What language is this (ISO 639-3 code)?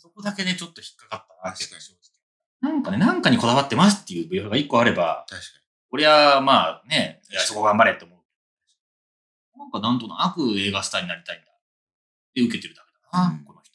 jpn